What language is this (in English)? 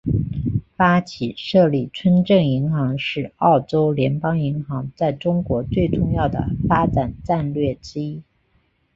Chinese